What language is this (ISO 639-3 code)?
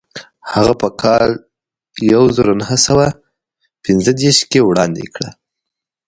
pus